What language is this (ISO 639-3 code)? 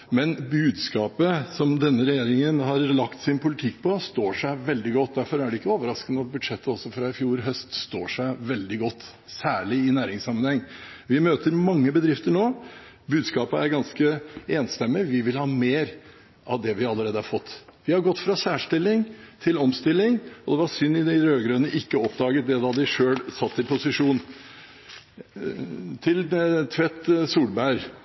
nob